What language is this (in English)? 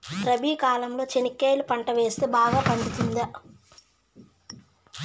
Telugu